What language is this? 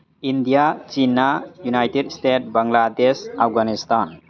Manipuri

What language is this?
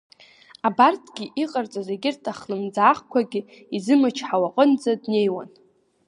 Abkhazian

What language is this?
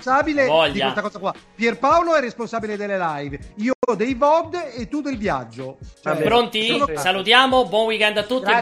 Italian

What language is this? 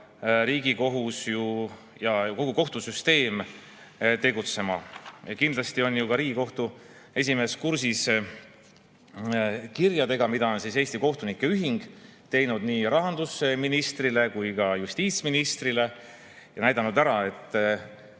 Estonian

